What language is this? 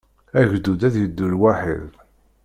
Kabyle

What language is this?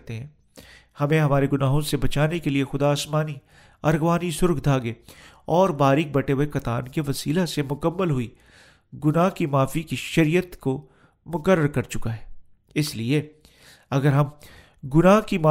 Urdu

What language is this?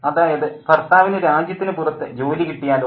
Malayalam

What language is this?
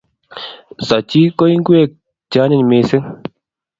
Kalenjin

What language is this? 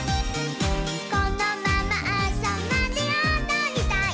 Japanese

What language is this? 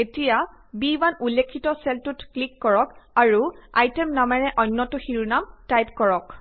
Assamese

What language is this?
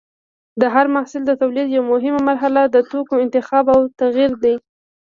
Pashto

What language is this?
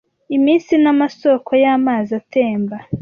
Kinyarwanda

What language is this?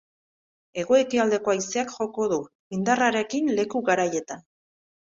Basque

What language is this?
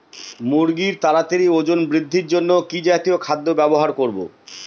Bangla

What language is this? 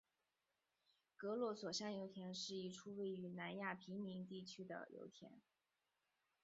Chinese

